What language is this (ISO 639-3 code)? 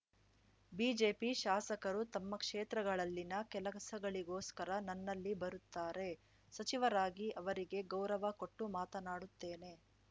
kan